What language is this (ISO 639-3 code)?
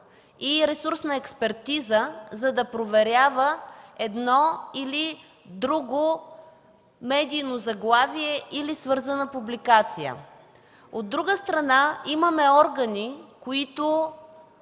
bul